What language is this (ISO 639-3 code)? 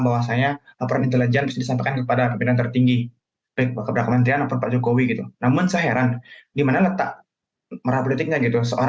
ind